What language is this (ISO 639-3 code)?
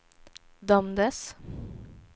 swe